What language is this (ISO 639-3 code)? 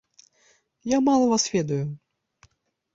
bel